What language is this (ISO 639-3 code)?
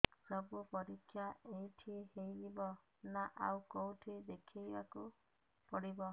ori